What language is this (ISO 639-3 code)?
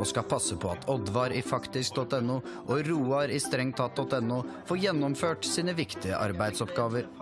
nor